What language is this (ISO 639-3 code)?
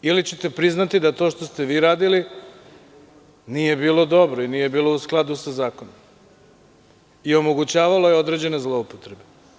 srp